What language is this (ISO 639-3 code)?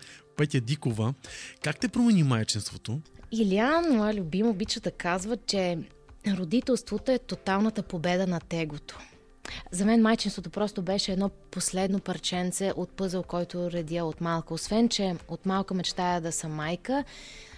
bul